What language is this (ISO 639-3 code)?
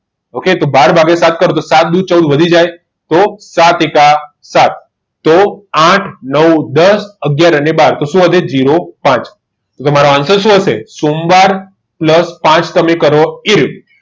guj